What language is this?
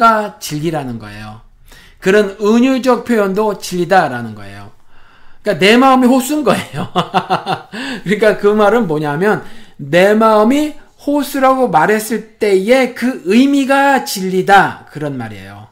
Korean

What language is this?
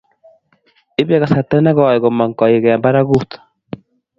Kalenjin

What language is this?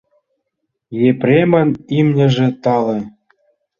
Mari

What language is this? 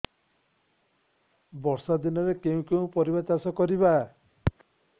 Odia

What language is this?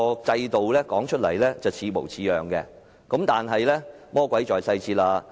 Cantonese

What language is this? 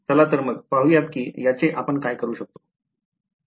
Marathi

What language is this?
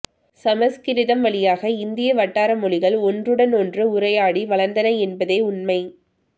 Tamil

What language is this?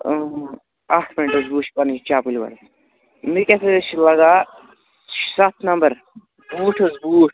Kashmiri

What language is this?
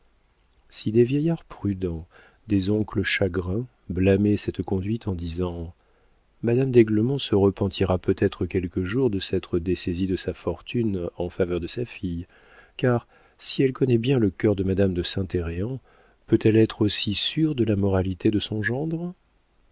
French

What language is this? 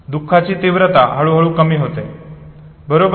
Marathi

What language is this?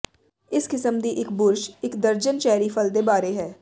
Punjabi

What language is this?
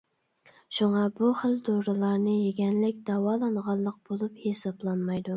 Uyghur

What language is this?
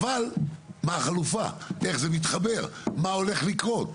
Hebrew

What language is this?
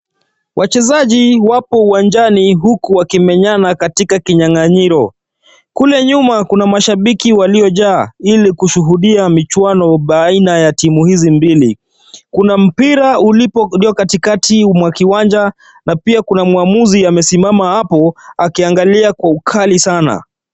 Swahili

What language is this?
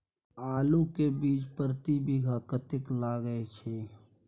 Maithili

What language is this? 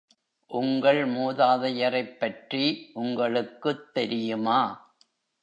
Tamil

